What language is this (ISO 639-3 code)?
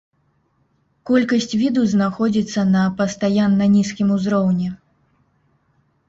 bel